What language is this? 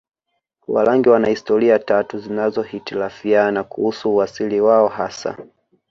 Swahili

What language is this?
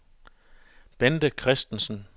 Danish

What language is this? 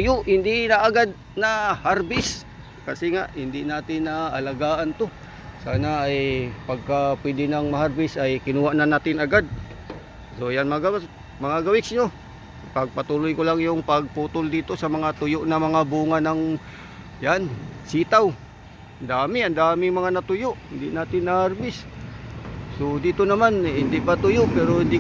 Filipino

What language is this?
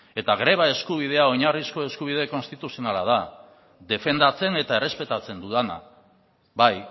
Basque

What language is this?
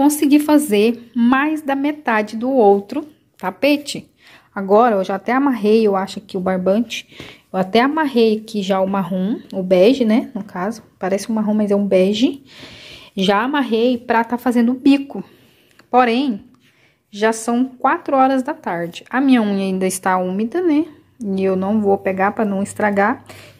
Portuguese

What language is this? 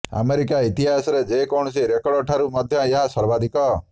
Odia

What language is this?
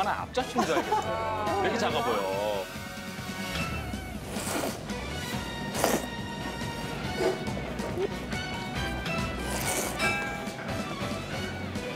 Korean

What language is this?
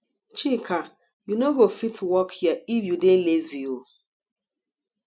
Nigerian Pidgin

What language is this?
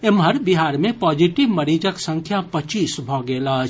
Maithili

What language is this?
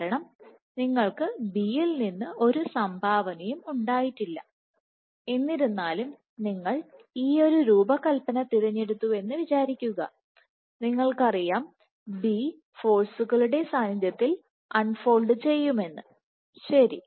Malayalam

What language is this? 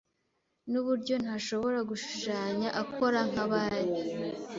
Kinyarwanda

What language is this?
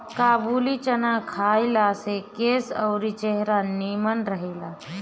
Bhojpuri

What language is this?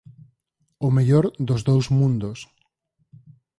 Galician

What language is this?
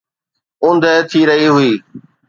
Sindhi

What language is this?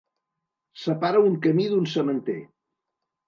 Catalan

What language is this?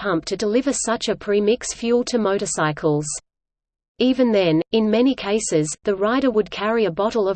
English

